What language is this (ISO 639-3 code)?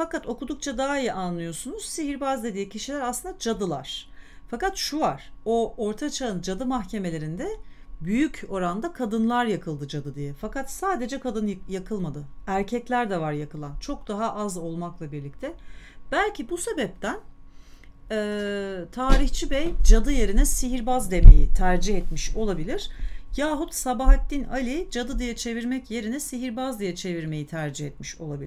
tur